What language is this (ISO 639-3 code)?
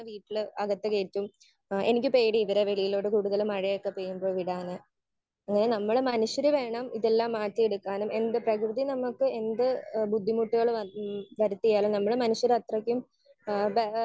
mal